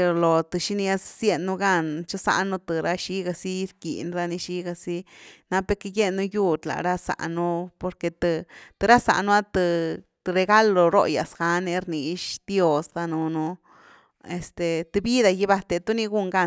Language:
Güilá Zapotec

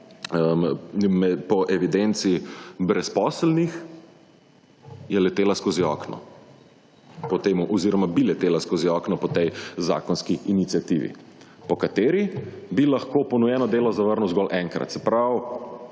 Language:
Slovenian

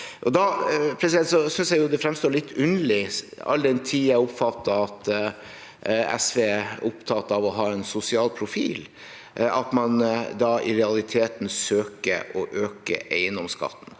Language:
Norwegian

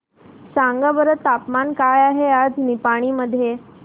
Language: Marathi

